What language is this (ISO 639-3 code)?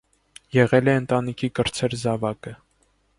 hye